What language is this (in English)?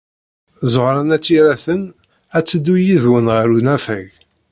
Kabyle